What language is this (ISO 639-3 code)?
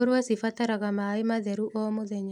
kik